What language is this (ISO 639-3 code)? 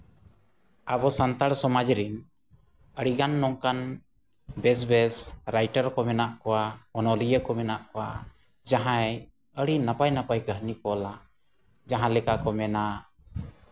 sat